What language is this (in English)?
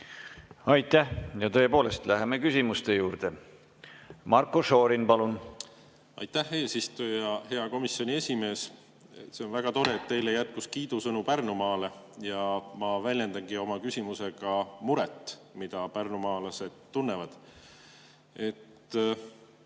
Estonian